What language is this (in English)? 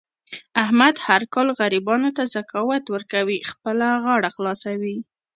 Pashto